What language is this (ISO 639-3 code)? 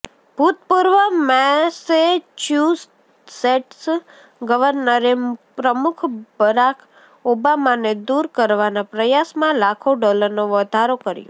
guj